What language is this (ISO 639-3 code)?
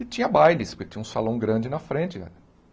por